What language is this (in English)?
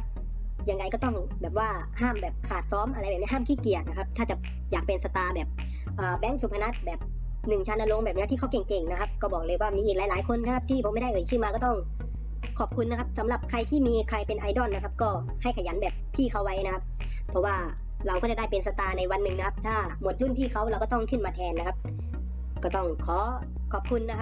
Thai